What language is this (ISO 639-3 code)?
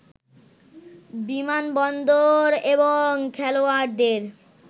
ben